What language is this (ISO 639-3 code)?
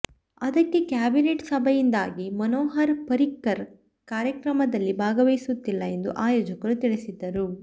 kan